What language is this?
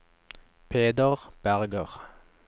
Norwegian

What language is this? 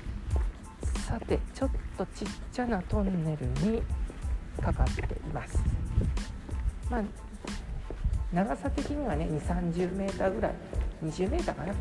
Japanese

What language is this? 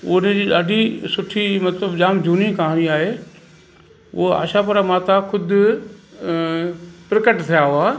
Sindhi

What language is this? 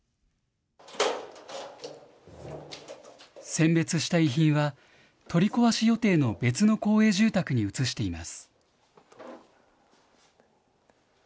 Japanese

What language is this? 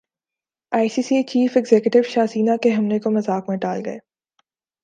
Urdu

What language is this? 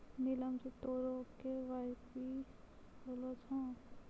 Maithili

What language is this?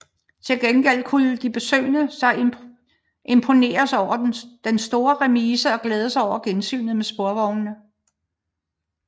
Danish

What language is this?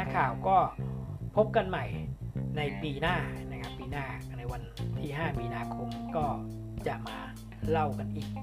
Thai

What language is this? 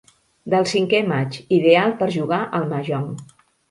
Catalan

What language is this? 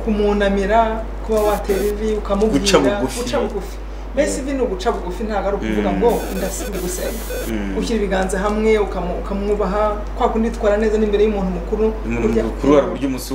French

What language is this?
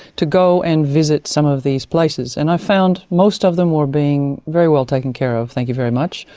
English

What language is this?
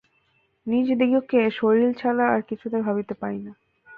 Bangla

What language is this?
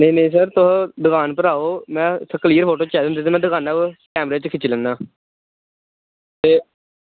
Dogri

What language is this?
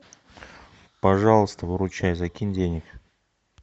Russian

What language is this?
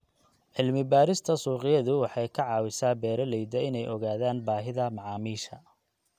Somali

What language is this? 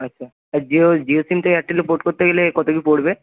Bangla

